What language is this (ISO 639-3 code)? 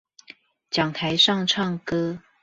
zho